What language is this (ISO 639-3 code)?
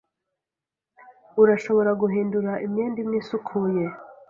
kin